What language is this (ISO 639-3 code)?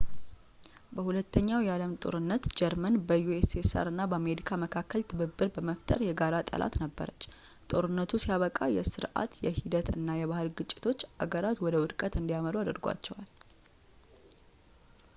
amh